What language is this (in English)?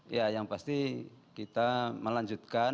Indonesian